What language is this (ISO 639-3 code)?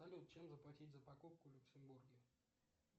rus